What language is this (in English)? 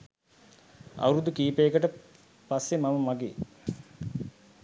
Sinhala